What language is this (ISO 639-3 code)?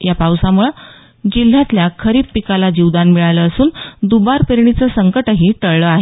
mar